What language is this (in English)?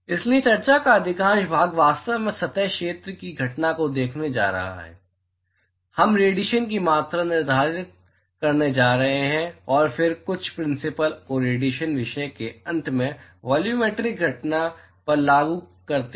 Hindi